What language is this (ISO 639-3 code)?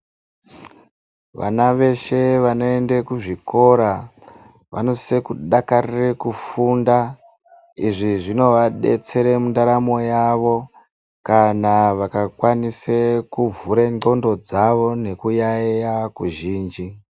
ndc